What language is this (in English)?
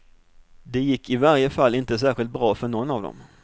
Swedish